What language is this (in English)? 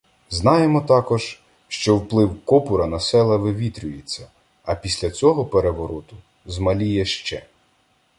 Ukrainian